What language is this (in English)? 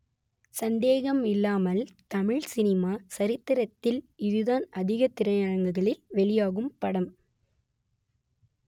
Tamil